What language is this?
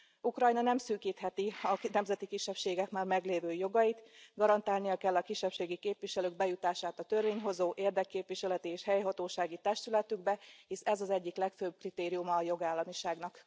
Hungarian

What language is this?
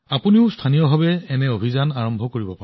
Assamese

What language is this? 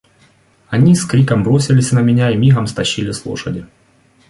Russian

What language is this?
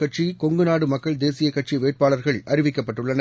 Tamil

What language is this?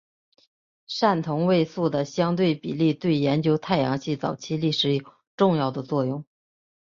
Chinese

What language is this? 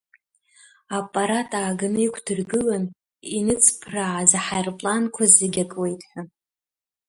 Abkhazian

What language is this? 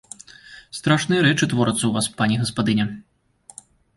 Belarusian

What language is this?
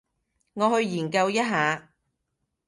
Cantonese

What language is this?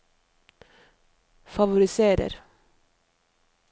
Norwegian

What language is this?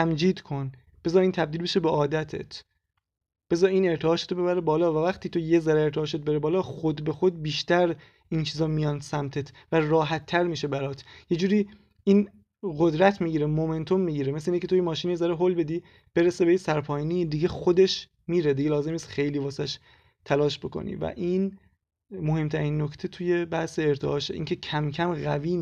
Persian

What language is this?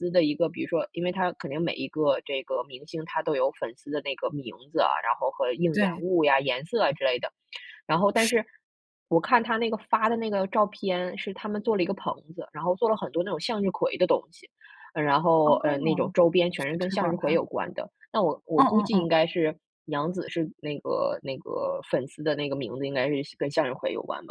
Chinese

